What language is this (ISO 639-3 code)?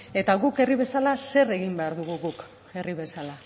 eus